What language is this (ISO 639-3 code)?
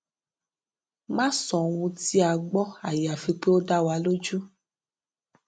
yor